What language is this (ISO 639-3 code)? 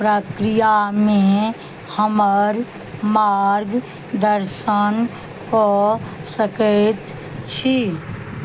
mai